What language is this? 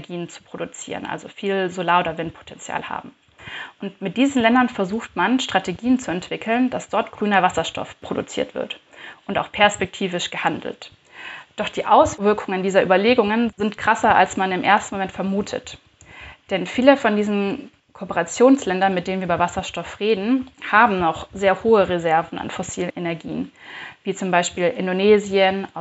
German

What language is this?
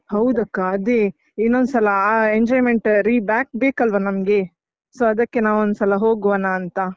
Kannada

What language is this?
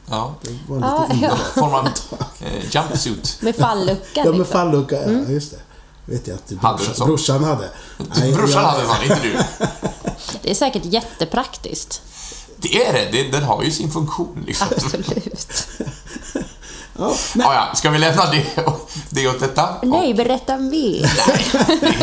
Swedish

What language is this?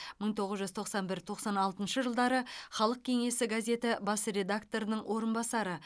Kazakh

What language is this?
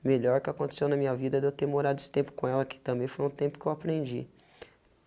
Portuguese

